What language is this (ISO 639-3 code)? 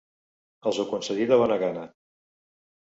cat